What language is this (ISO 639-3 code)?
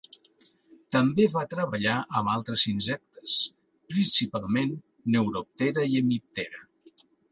cat